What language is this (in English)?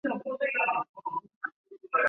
Chinese